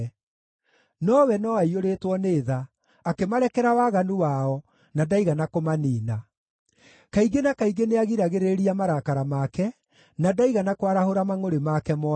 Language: Kikuyu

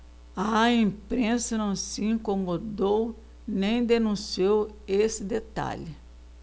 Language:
Portuguese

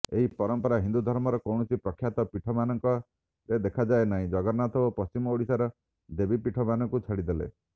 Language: Odia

